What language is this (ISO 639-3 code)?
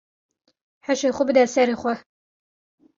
kur